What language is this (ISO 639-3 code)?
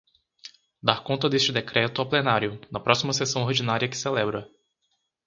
por